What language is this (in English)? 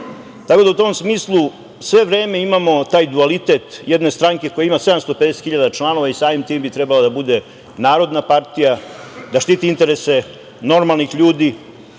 Serbian